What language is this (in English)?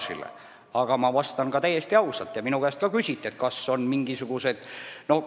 Estonian